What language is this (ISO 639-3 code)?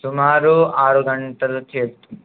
tel